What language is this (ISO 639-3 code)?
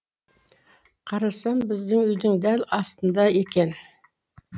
kaz